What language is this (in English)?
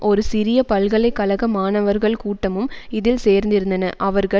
Tamil